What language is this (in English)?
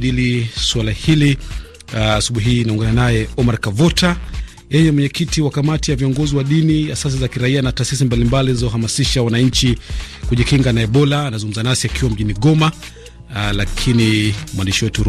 Swahili